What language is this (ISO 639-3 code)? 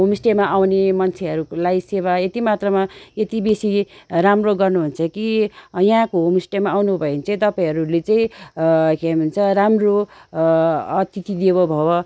nep